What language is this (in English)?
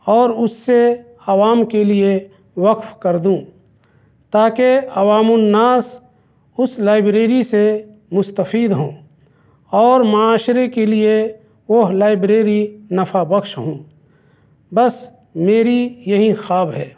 Urdu